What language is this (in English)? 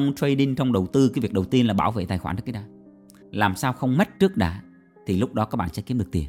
Vietnamese